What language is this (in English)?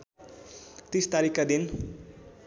Nepali